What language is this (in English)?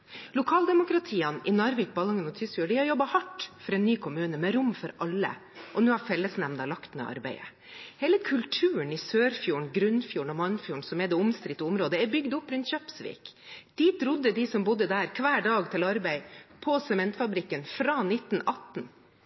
Norwegian Bokmål